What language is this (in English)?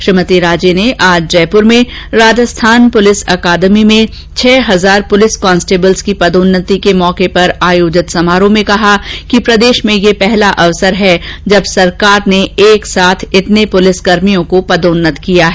Hindi